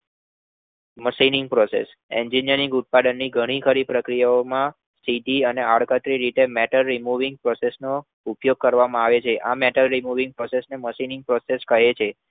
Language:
Gujarati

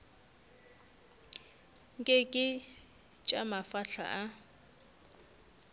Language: Northern Sotho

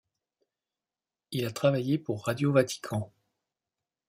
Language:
French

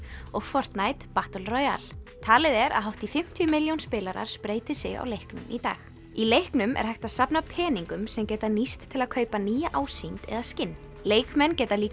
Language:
Icelandic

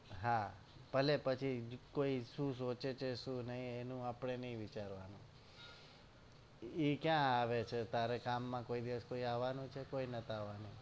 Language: Gujarati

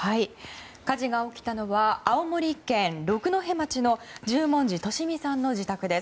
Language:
Japanese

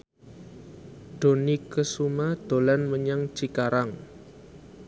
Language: Javanese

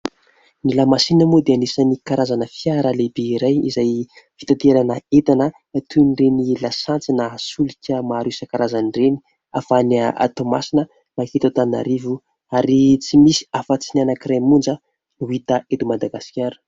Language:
Malagasy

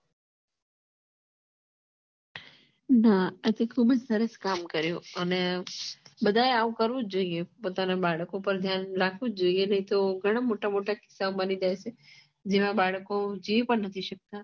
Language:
Gujarati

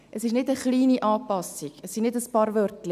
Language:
Swiss German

